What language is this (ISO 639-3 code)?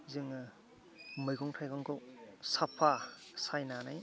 brx